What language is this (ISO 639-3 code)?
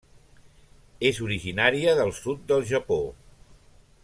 cat